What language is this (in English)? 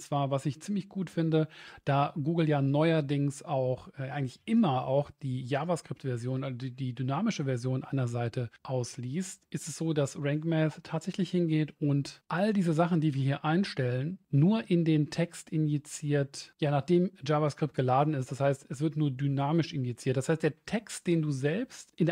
German